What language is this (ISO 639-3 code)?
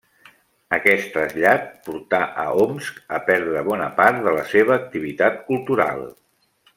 cat